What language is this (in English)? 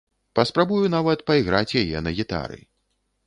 Belarusian